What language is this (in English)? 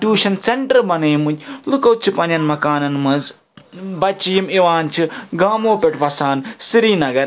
Kashmiri